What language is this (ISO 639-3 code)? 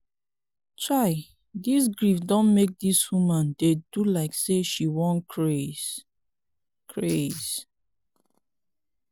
pcm